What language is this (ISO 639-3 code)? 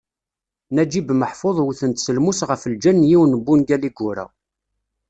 kab